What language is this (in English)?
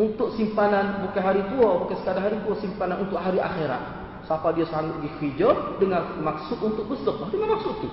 Malay